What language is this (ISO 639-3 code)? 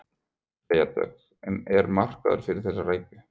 isl